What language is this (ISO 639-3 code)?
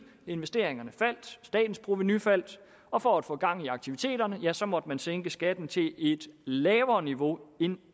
dan